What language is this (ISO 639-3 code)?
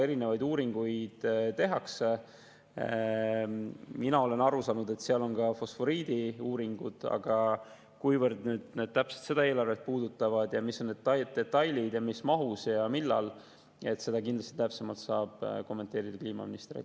est